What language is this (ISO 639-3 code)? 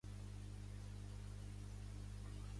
cat